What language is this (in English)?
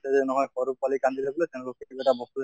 Assamese